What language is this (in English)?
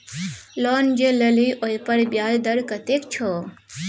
Maithili